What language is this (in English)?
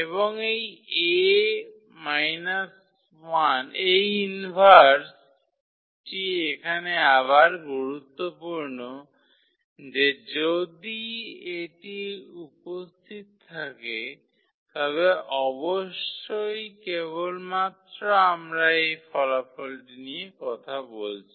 Bangla